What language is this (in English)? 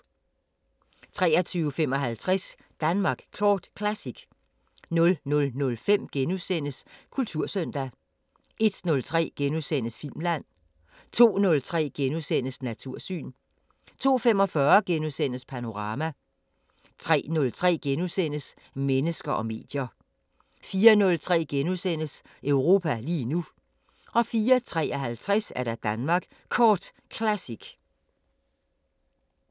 Danish